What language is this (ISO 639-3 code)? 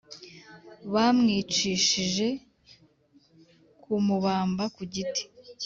kin